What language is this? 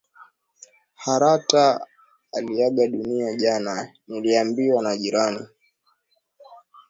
Swahili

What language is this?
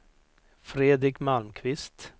Swedish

